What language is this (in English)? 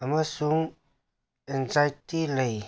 Manipuri